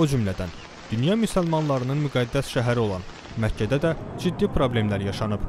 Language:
Turkish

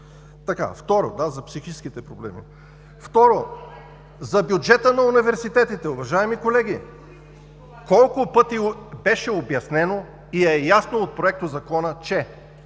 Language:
Bulgarian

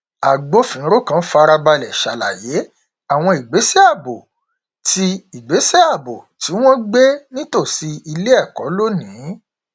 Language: Yoruba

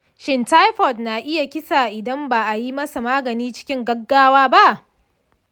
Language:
Hausa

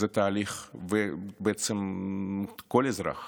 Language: Hebrew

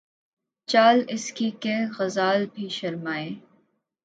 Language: Urdu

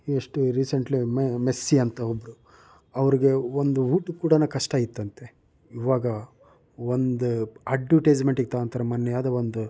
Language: Kannada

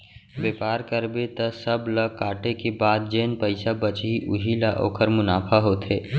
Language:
Chhattisgarhi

